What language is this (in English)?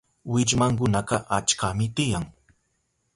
Southern Pastaza Quechua